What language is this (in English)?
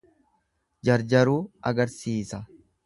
Oromo